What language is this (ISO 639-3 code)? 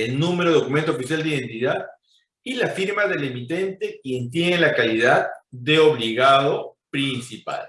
spa